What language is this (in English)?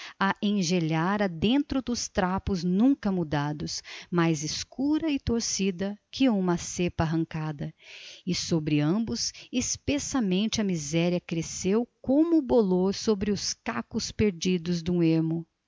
Portuguese